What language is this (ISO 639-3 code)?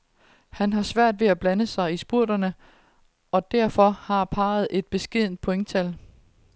dan